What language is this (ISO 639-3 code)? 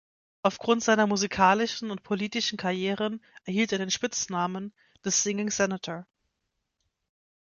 deu